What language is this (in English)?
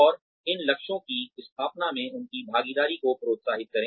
Hindi